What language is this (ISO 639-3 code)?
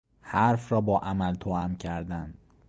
fas